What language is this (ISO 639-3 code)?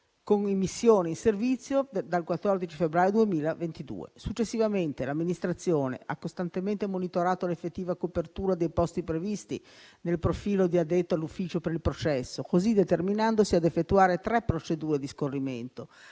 ita